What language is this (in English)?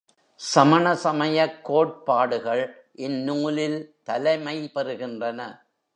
Tamil